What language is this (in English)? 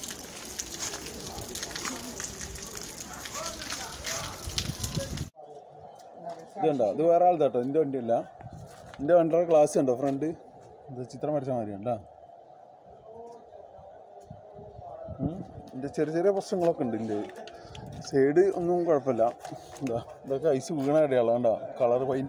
Malayalam